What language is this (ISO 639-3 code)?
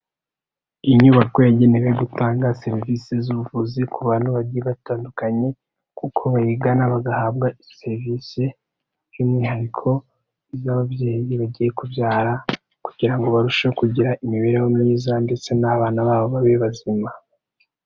kin